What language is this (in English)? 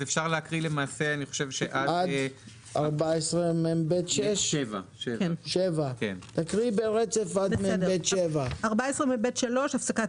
Hebrew